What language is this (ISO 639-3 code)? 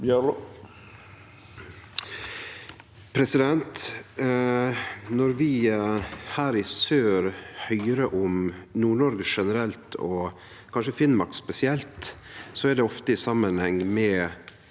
nor